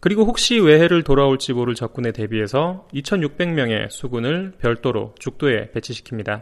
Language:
Korean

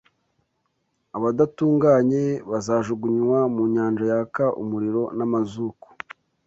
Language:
Kinyarwanda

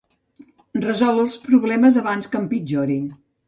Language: Catalan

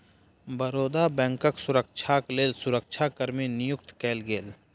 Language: Maithili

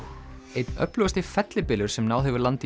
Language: Icelandic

